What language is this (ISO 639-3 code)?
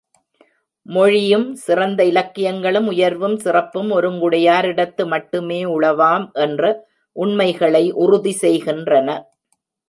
tam